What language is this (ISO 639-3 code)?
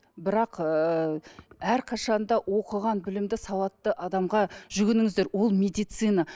kaz